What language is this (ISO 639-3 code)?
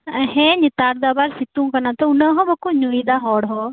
sat